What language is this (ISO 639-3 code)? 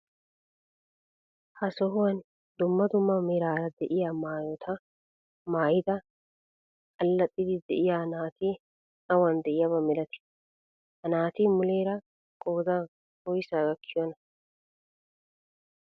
wal